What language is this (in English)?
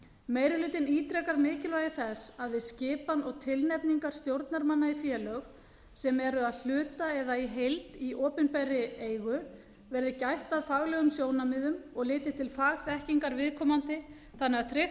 Icelandic